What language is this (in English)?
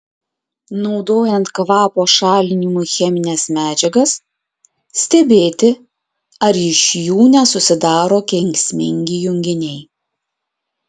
Lithuanian